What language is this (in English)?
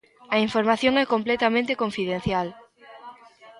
Galician